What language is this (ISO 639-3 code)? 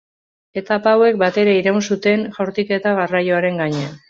eus